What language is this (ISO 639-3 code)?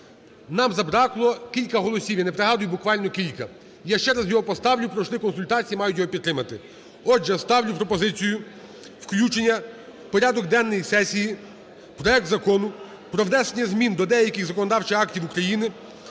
ukr